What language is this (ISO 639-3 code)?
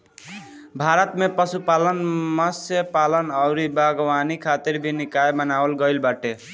bho